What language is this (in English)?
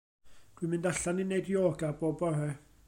Welsh